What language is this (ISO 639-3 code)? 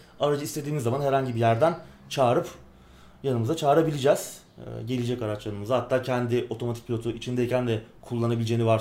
tur